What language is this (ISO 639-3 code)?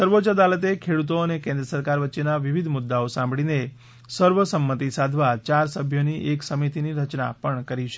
guj